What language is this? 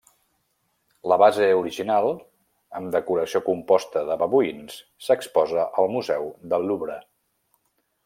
Catalan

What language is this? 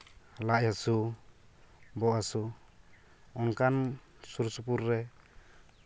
Santali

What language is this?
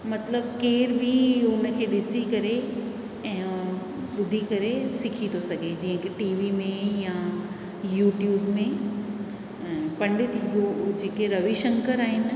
Sindhi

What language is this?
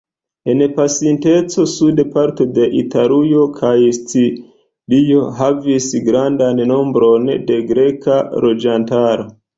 Esperanto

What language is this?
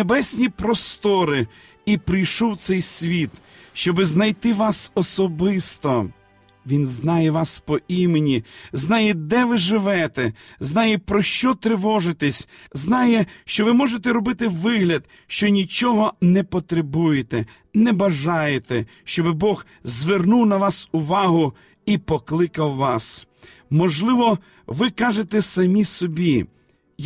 Ukrainian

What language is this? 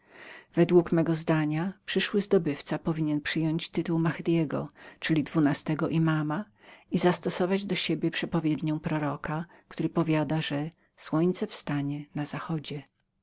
Polish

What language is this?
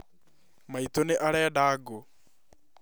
Kikuyu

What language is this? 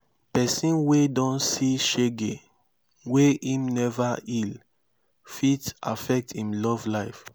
Nigerian Pidgin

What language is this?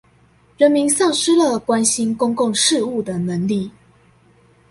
Chinese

